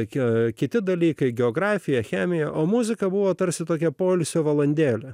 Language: Lithuanian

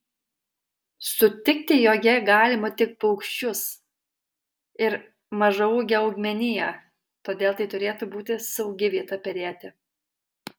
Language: Lithuanian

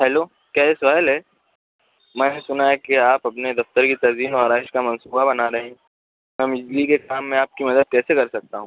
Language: Urdu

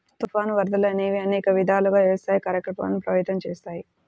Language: Telugu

